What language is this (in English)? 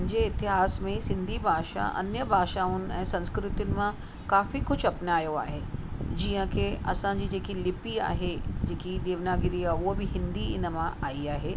Sindhi